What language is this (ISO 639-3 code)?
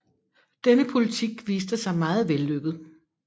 dan